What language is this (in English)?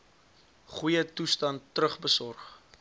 Afrikaans